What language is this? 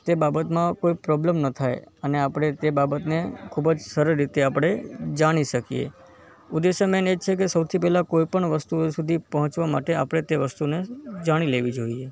Gujarati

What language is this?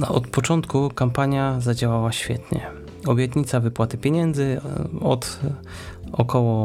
Polish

